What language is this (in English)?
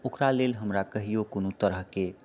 Maithili